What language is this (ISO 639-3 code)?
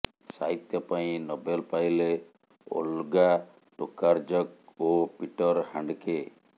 ori